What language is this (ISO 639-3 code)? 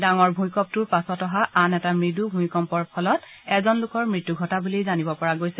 asm